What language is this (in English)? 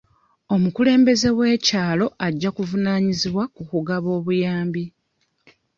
Ganda